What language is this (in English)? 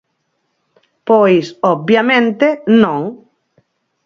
Galician